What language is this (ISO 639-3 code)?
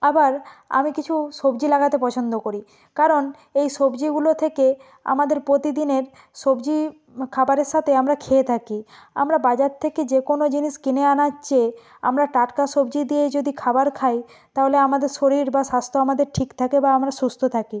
ben